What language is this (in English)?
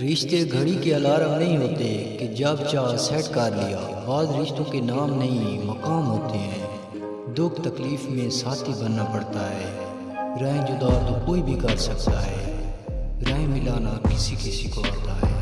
Urdu